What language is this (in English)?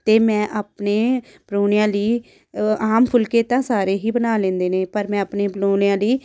Punjabi